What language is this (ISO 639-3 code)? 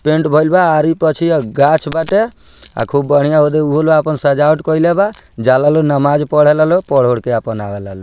bho